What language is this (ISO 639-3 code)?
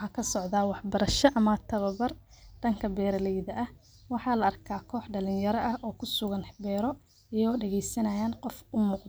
som